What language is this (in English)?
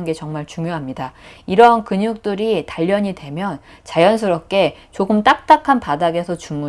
Korean